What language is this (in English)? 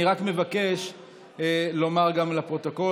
Hebrew